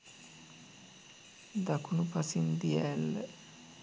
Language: Sinhala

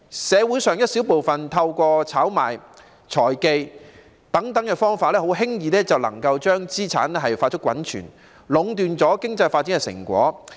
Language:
Cantonese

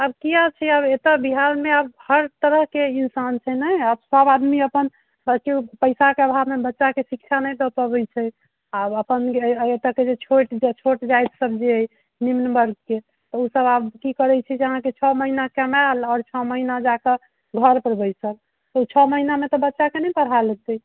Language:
Maithili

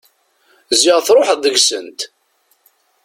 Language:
Kabyle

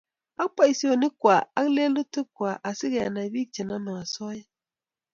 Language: Kalenjin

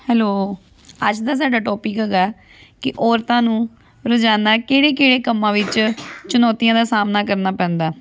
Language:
Punjabi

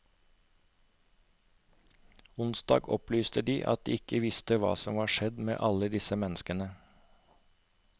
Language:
Norwegian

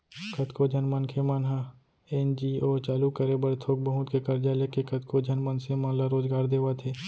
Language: Chhattisgarhi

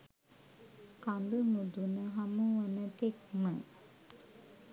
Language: Sinhala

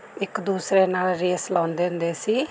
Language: Punjabi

